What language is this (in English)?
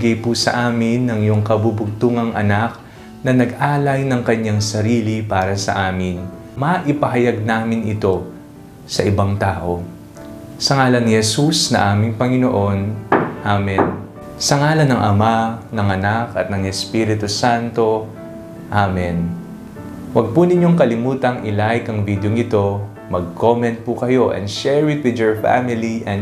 Filipino